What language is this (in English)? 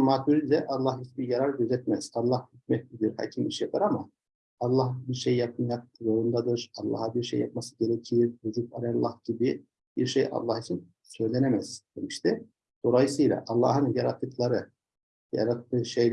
Turkish